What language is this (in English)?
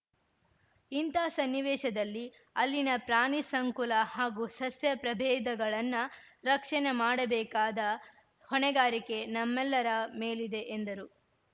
Kannada